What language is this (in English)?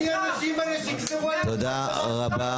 Hebrew